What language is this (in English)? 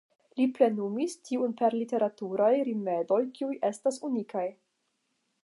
Esperanto